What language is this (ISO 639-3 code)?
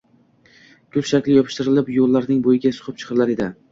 uzb